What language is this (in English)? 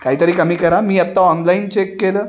Marathi